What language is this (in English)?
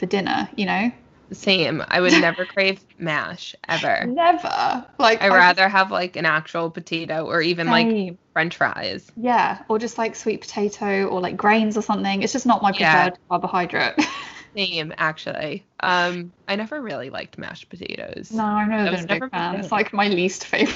English